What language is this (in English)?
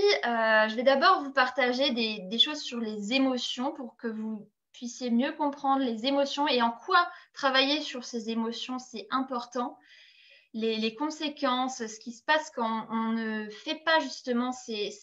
French